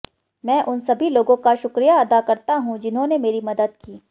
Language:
Hindi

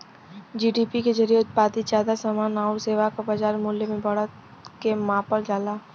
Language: Bhojpuri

